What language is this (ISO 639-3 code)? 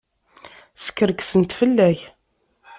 kab